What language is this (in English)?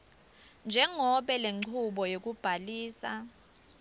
Swati